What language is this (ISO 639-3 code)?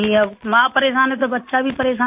hin